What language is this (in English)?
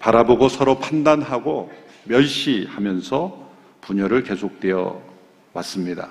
Korean